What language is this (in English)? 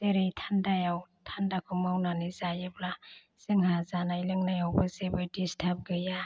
Bodo